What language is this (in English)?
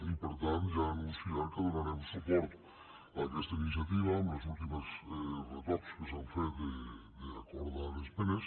Catalan